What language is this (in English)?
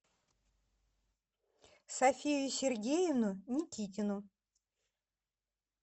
Russian